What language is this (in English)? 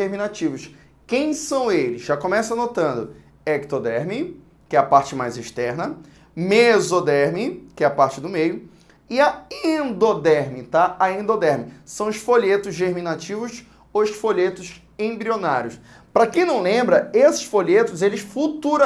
Portuguese